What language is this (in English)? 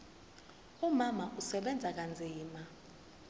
Zulu